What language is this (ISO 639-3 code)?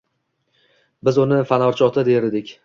uzb